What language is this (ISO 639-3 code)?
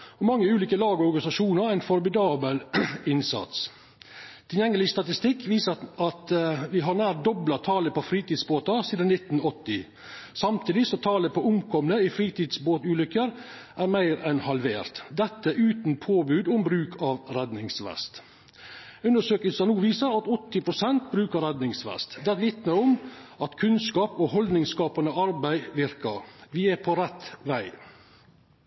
nno